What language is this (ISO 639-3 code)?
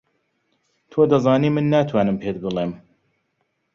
ckb